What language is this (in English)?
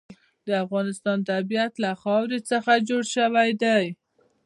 Pashto